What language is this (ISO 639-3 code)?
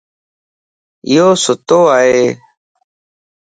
lss